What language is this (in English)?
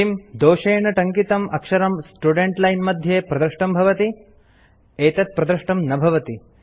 Sanskrit